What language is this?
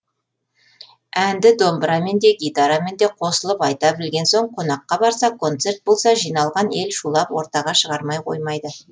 Kazakh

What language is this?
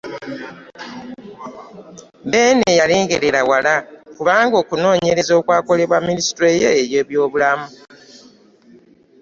Ganda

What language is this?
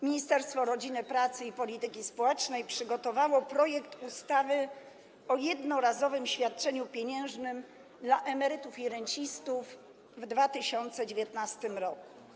Polish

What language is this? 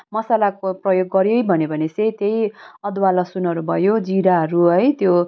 Nepali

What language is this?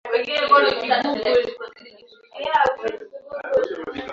Swahili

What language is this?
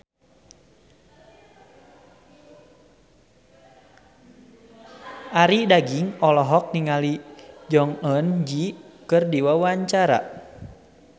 Sundanese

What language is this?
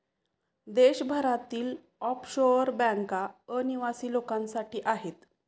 Marathi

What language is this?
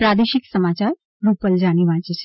Gujarati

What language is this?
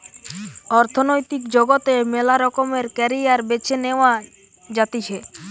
Bangla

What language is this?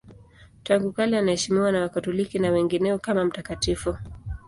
Swahili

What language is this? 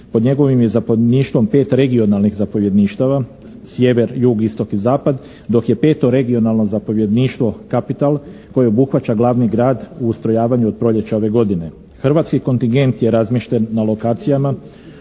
Croatian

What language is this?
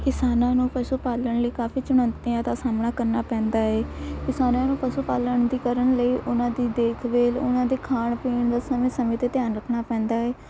Punjabi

